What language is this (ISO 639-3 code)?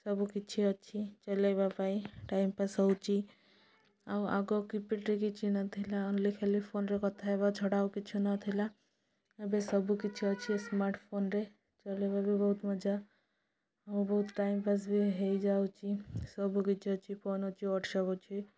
ori